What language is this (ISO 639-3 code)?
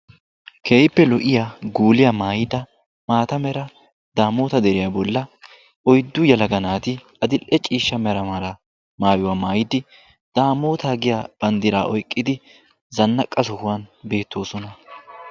wal